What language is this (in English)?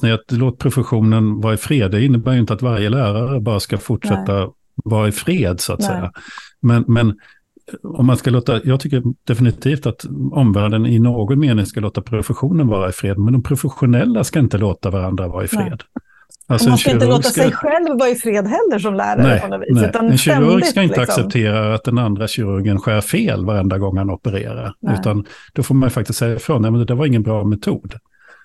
Swedish